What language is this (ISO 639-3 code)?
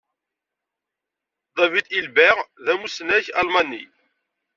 kab